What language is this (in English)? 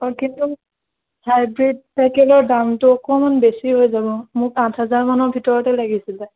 Assamese